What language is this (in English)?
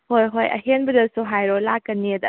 Manipuri